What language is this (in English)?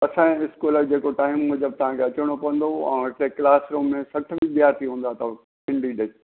Sindhi